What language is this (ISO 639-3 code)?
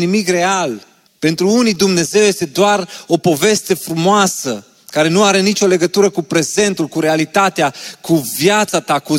ron